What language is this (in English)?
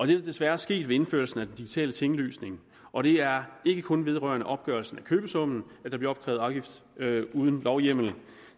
Danish